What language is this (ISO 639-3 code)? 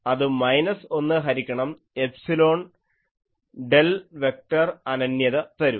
mal